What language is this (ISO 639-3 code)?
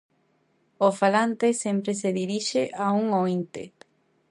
glg